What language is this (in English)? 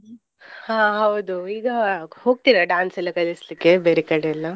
Kannada